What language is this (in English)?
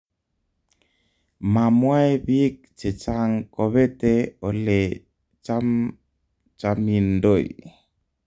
Kalenjin